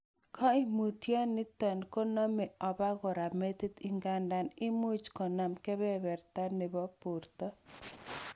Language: Kalenjin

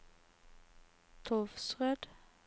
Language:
Norwegian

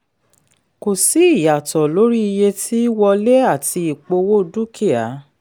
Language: Yoruba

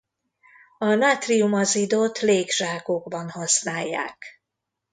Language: Hungarian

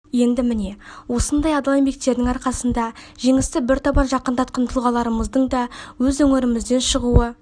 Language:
Kazakh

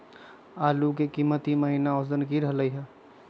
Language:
Magahi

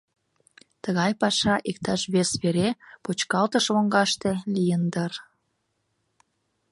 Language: Mari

